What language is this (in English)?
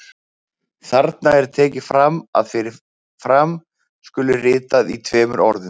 Icelandic